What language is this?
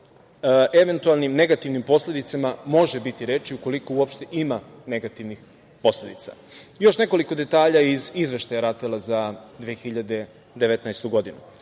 Serbian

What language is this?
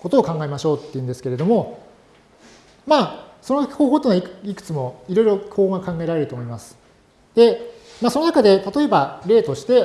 Japanese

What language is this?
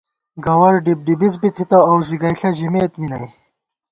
Gawar-Bati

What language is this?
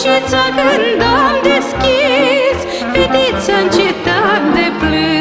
Romanian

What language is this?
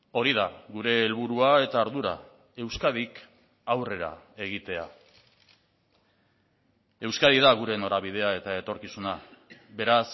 Basque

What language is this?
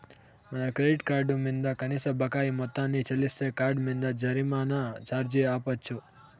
Telugu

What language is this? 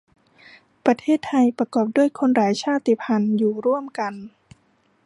Thai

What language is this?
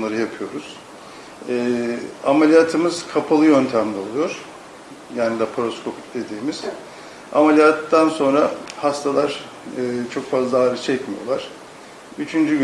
Turkish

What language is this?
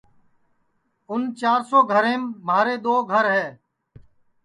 Sansi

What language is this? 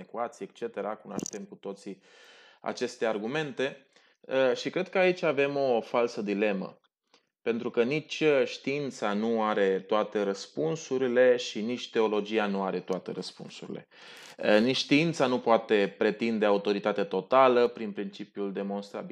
Romanian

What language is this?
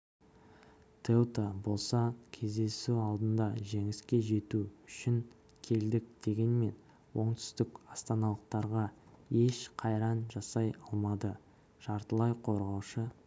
Kazakh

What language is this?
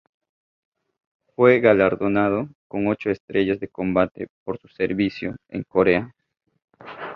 Spanish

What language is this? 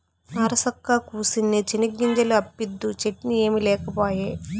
Telugu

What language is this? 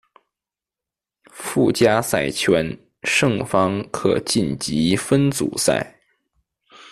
Chinese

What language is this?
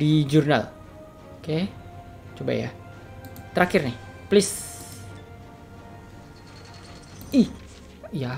Indonesian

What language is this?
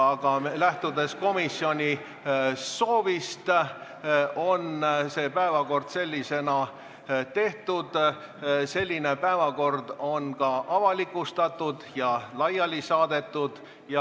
Estonian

